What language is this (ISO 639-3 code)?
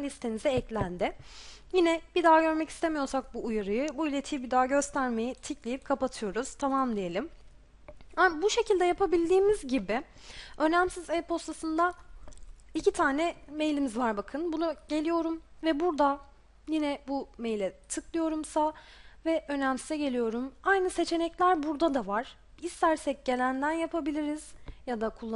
tur